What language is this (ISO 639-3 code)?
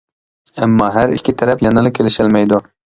uig